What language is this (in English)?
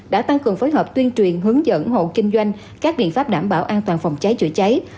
Vietnamese